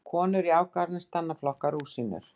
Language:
Icelandic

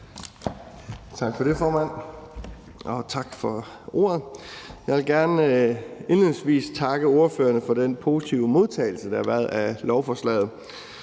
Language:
Danish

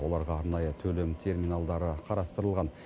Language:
Kazakh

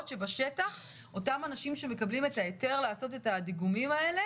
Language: Hebrew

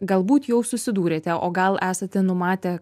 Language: Lithuanian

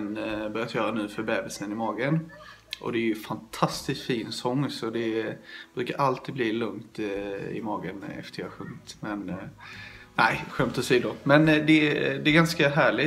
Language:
Swedish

